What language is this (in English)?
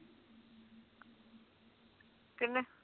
Punjabi